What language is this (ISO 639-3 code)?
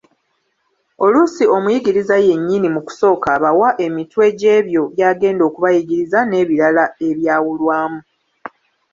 lug